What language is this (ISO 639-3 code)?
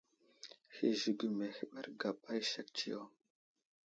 udl